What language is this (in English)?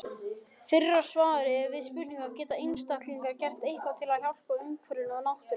Icelandic